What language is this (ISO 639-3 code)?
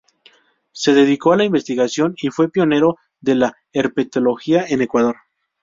spa